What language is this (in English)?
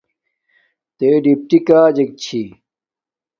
Domaaki